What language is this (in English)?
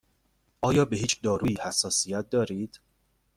Persian